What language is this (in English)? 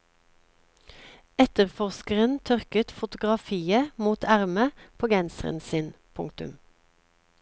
Norwegian